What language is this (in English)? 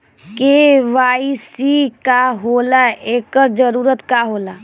Bhojpuri